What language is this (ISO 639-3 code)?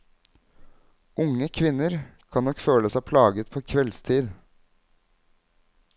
nor